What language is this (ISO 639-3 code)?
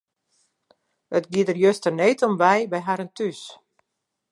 fry